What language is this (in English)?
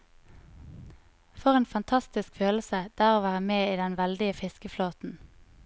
Norwegian